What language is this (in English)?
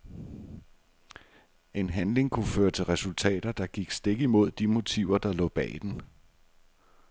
Danish